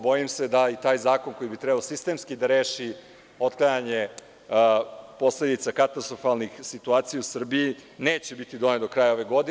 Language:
Serbian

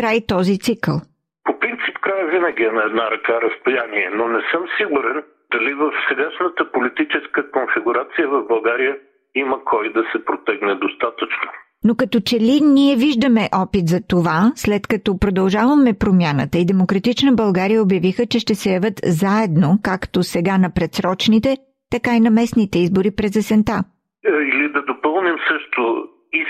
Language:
Bulgarian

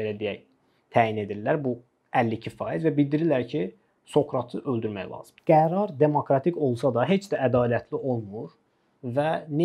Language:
Turkish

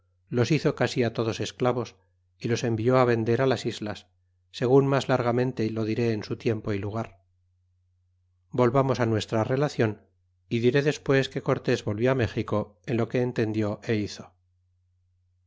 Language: Spanish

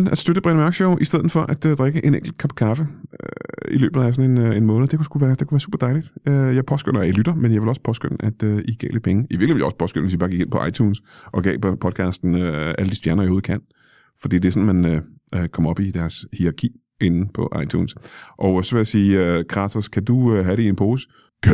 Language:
Danish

